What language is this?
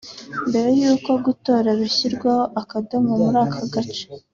Kinyarwanda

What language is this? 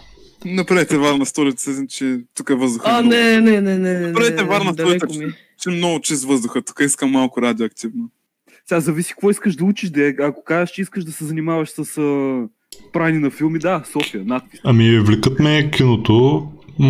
Bulgarian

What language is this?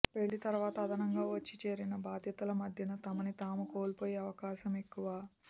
Telugu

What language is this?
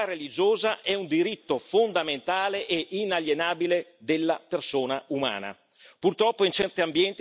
Italian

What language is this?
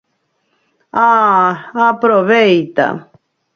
Galician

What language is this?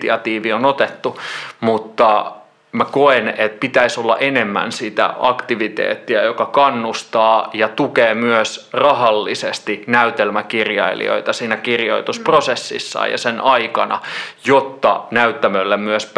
Finnish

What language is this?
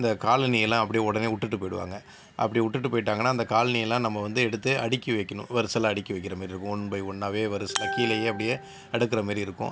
Tamil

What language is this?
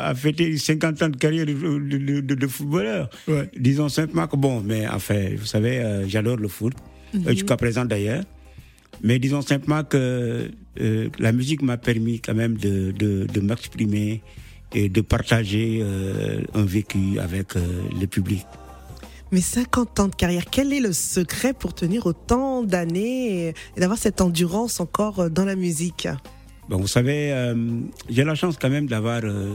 French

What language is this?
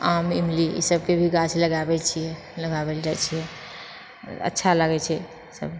Maithili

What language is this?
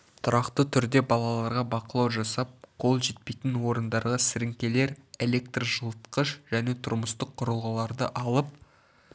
Kazakh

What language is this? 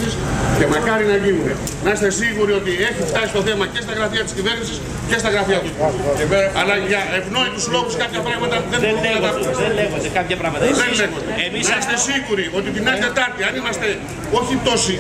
Greek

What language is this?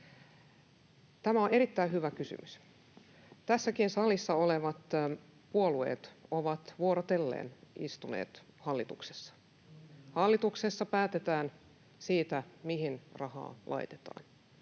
Finnish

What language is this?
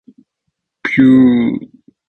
Japanese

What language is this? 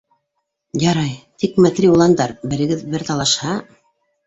Bashkir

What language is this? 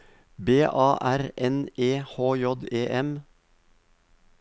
Norwegian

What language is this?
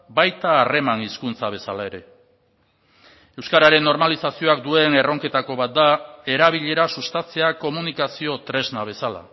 Basque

